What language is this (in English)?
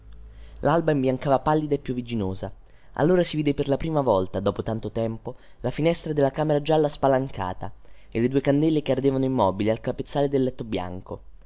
Italian